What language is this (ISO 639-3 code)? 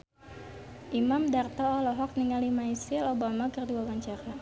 sun